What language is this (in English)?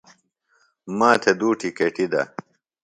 Phalura